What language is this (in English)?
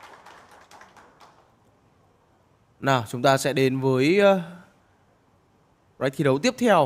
Vietnamese